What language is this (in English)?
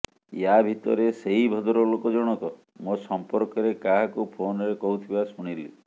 Odia